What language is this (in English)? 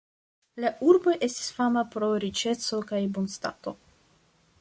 Esperanto